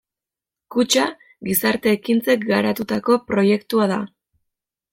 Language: Basque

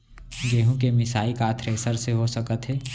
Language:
Chhattisgarhi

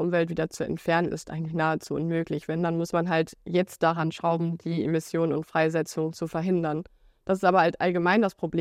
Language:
German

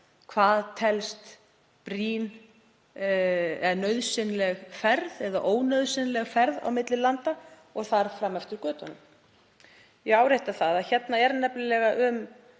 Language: Icelandic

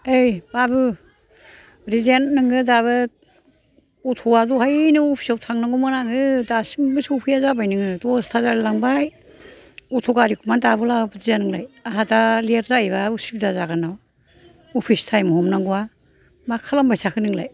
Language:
Bodo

